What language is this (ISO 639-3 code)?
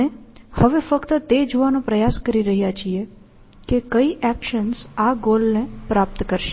guj